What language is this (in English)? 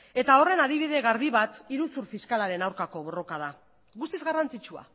Basque